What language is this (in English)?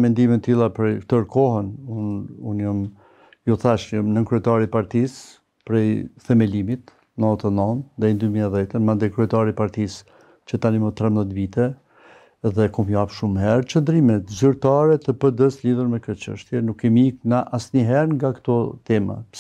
Romanian